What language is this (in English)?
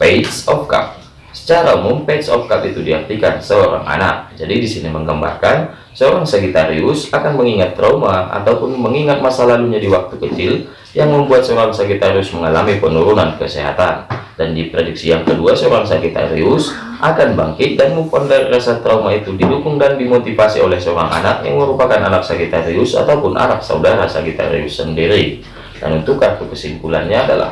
Indonesian